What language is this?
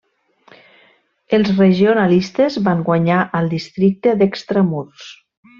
Catalan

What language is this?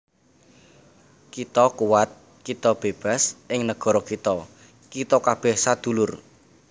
Javanese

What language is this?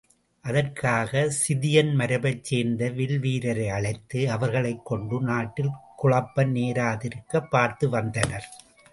Tamil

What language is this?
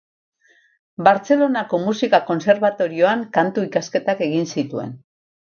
Basque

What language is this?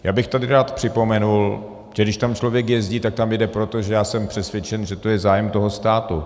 Czech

